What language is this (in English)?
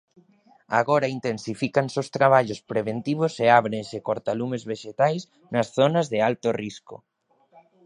Galician